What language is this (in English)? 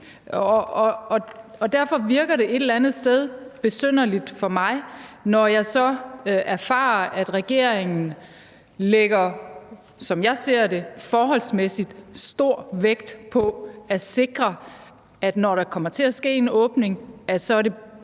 Danish